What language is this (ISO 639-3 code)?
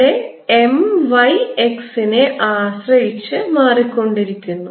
mal